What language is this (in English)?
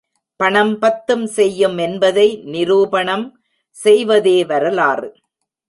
Tamil